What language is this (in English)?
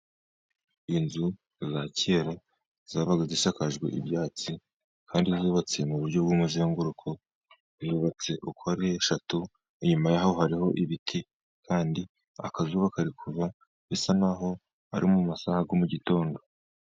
Kinyarwanda